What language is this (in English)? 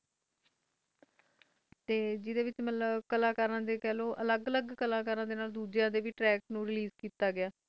Punjabi